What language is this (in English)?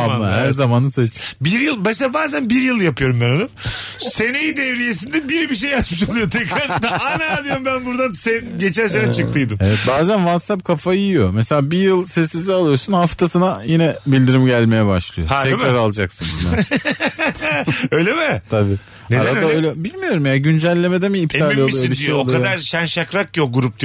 Turkish